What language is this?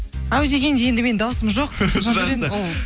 Kazakh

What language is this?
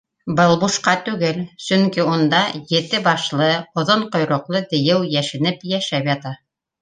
Bashkir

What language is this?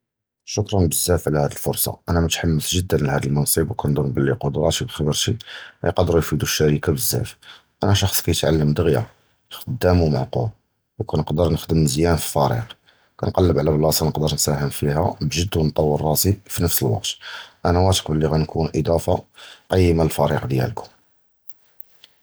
Judeo-Arabic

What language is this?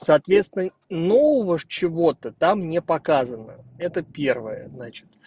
Russian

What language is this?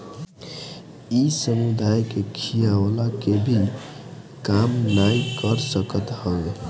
Bhojpuri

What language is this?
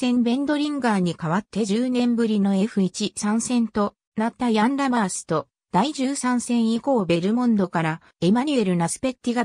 Japanese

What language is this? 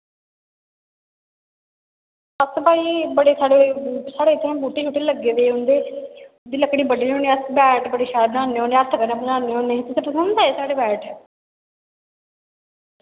Dogri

